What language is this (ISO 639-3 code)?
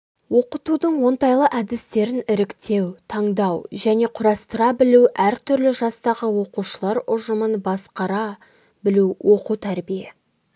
kaz